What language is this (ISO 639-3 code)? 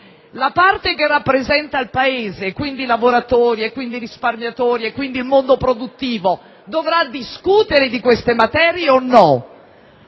ita